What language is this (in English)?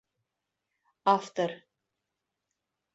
Bashkir